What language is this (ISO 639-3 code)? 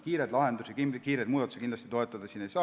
est